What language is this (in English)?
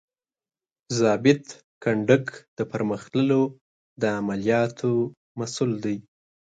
Pashto